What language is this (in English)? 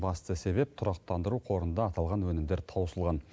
Kazakh